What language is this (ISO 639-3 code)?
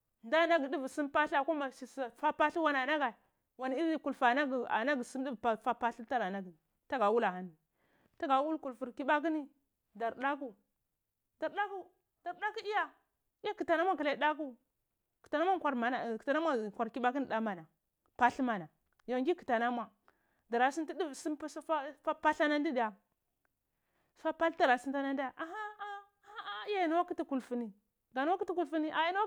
ckl